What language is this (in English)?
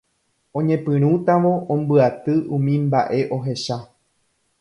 Guarani